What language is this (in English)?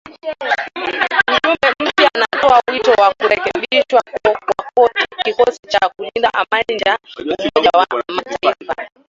Swahili